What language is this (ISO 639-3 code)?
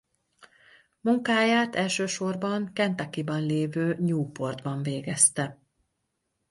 hun